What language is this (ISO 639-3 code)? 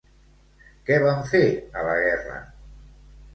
cat